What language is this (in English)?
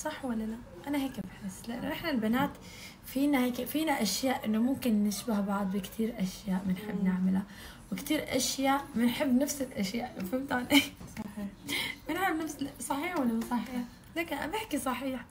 Arabic